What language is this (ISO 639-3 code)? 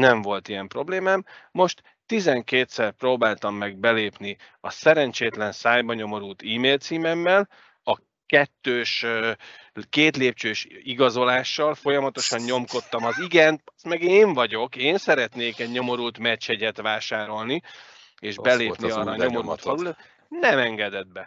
hun